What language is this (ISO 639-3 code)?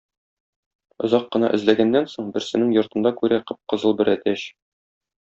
tat